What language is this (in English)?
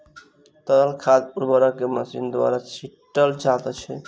Maithili